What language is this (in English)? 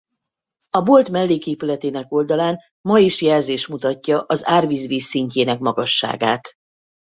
Hungarian